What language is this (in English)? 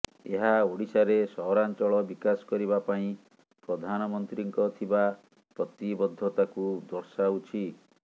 Odia